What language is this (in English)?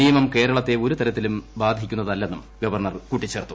Malayalam